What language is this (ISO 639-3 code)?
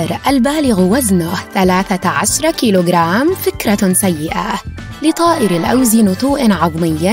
ara